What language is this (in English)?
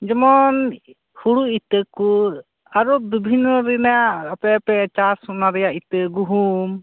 Santali